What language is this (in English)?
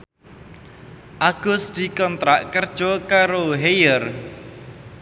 Javanese